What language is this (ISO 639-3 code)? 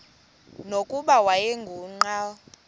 xho